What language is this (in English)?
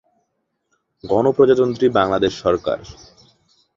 Bangla